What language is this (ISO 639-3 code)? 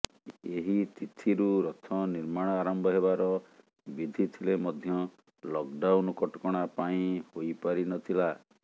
ori